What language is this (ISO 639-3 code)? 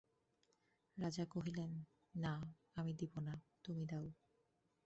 ben